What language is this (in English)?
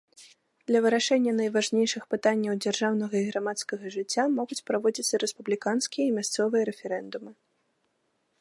Belarusian